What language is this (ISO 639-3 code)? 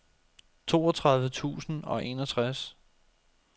dan